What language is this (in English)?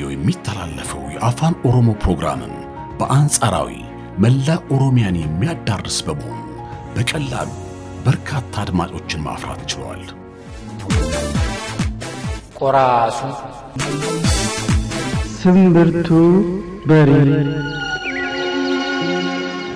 Arabic